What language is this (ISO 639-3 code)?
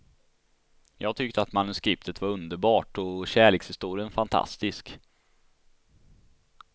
swe